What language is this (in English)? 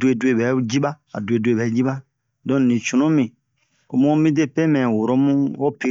Bomu